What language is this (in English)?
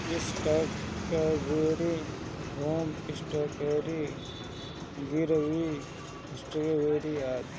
Bhojpuri